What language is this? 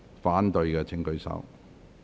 Cantonese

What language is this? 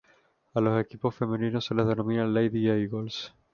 Spanish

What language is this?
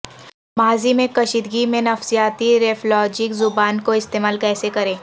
Urdu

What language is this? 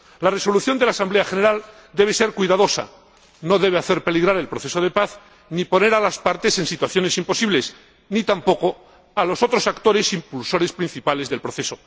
Spanish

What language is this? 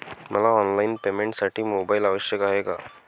Marathi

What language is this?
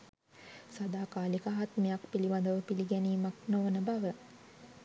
Sinhala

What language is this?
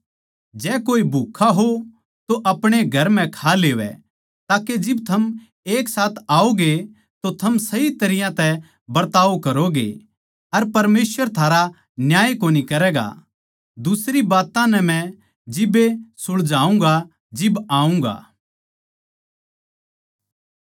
Haryanvi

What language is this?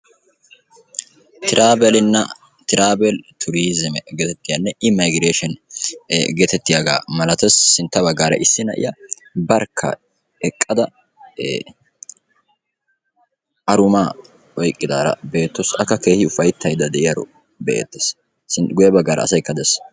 Wolaytta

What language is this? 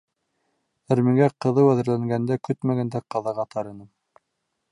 Bashkir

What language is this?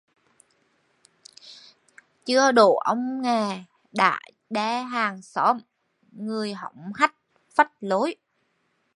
Vietnamese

